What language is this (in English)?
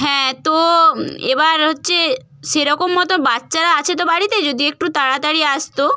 Bangla